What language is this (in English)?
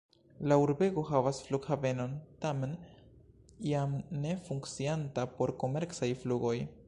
Esperanto